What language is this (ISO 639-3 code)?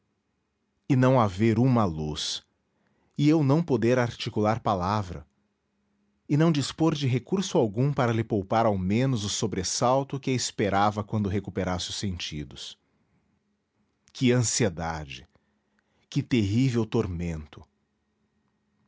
por